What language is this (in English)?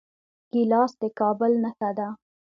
Pashto